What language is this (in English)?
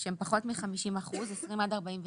Hebrew